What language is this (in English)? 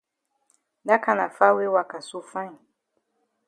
Cameroon Pidgin